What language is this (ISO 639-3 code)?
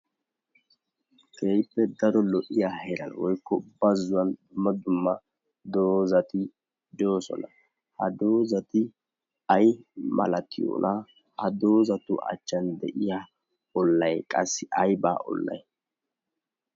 wal